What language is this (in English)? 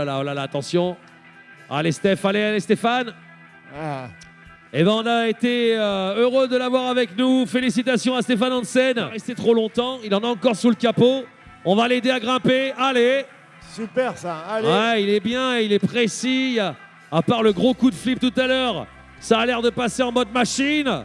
French